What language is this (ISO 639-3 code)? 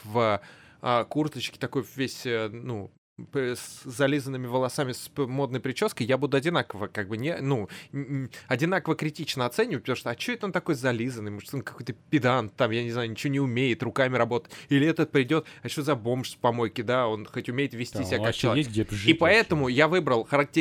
rus